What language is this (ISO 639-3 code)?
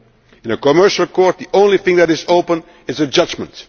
eng